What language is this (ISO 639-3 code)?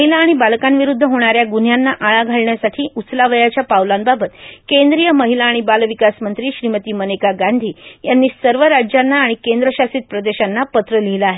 mar